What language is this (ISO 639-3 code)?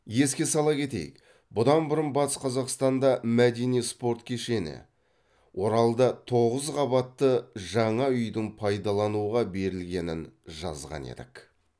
kaz